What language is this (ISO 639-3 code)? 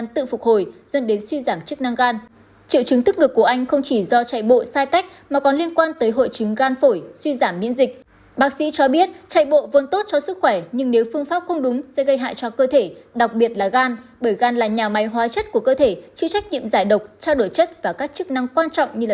vie